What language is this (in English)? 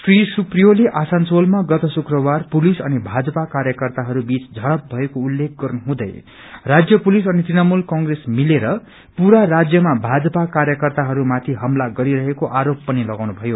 Nepali